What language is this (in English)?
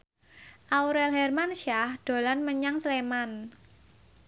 Javanese